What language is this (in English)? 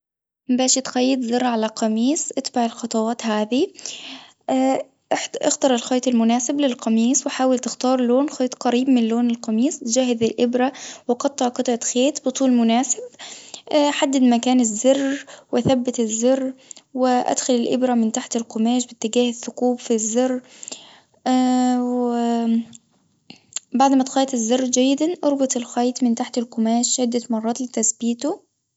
Tunisian Arabic